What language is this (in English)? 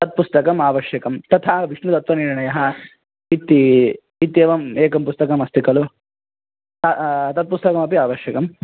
Sanskrit